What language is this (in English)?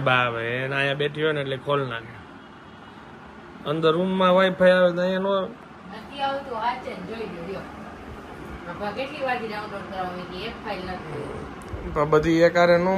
Gujarati